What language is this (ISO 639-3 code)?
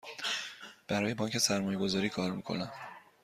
fas